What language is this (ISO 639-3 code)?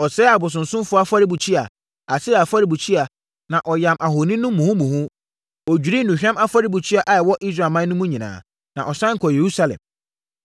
aka